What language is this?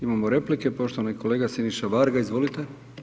Croatian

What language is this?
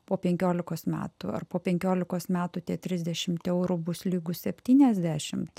Lithuanian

